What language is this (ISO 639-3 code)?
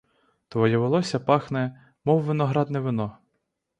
ukr